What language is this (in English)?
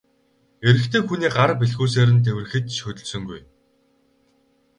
Mongolian